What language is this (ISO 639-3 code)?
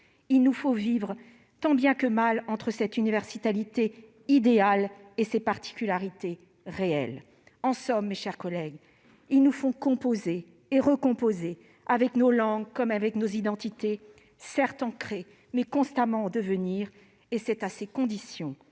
fra